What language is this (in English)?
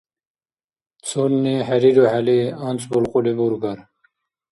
Dargwa